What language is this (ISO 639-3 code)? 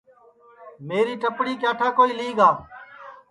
ssi